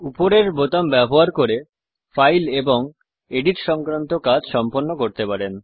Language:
Bangla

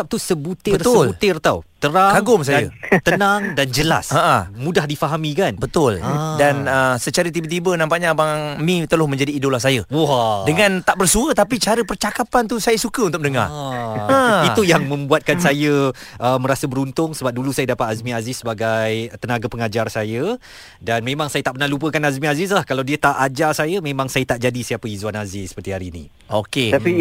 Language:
Malay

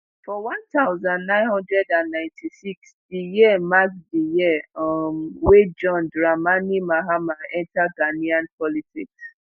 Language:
Nigerian Pidgin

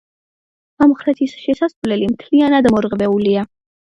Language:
Georgian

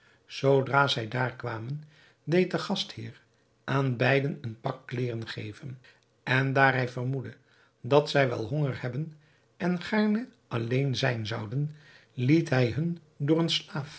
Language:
Dutch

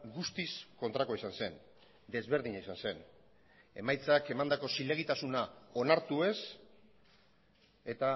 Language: Basque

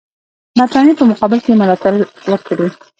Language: Pashto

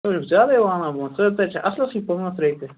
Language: Kashmiri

